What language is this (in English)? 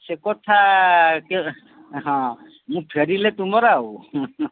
Odia